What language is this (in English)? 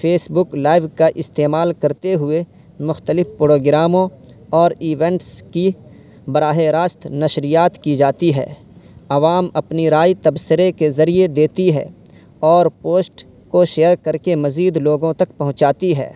Urdu